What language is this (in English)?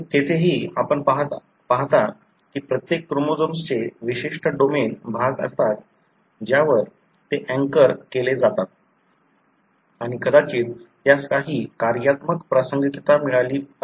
Marathi